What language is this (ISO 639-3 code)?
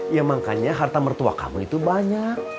ind